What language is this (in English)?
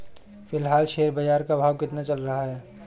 Hindi